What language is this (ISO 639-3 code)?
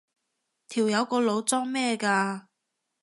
yue